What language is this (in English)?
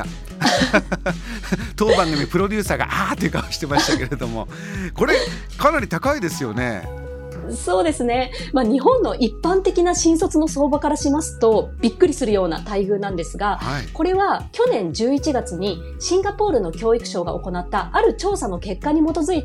Japanese